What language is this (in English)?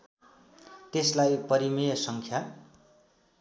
Nepali